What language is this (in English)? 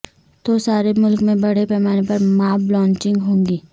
Urdu